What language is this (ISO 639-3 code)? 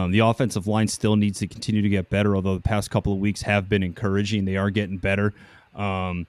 eng